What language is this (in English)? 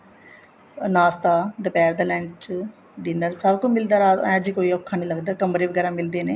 Punjabi